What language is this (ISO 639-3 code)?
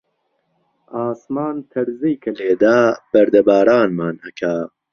ckb